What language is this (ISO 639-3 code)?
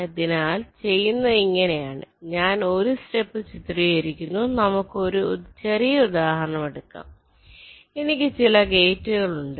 mal